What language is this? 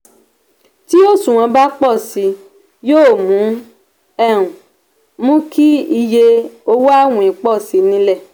Yoruba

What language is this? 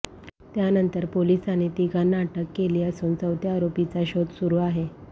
Marathi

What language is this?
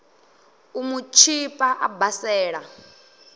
Venda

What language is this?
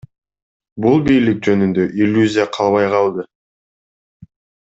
Kyrgyz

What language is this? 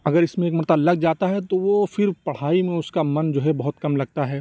Urdu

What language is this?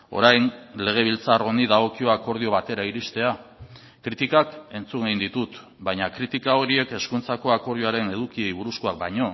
Basque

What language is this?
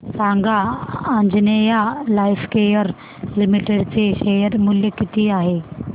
Marathi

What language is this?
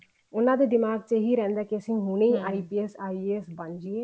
Punjabi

